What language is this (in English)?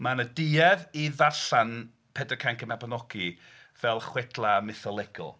Welsh